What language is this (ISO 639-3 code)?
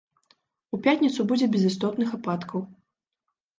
bel